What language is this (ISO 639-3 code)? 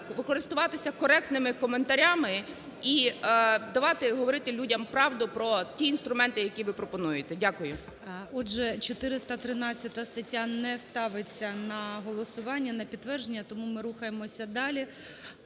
ukr